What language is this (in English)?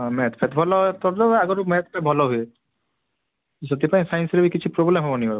Odia